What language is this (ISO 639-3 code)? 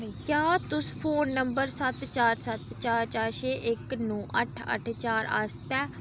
doi